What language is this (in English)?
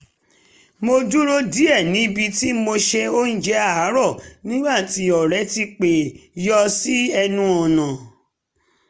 Yoruba